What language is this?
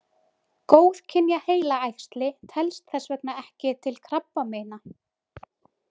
Icelandic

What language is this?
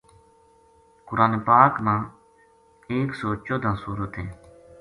Gujari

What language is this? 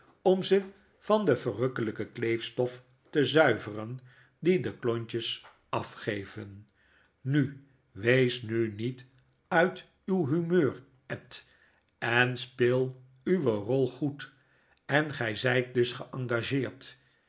Dutch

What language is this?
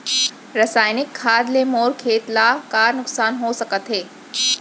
Chhattisgarhi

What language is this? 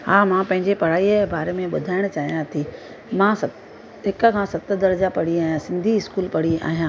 Sindhi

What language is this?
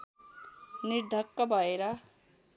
Nepali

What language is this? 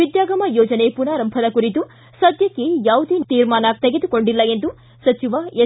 Kannada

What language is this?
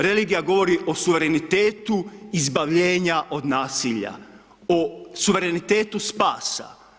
Croatian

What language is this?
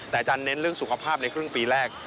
Thai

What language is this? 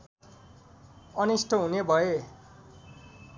Nepali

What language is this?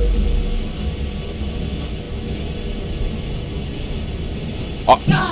Korean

